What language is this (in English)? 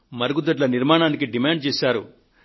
Telugu